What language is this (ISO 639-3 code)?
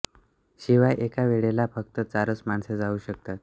mar